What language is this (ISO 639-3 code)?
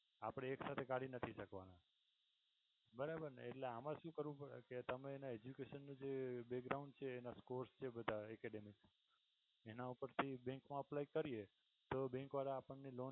guj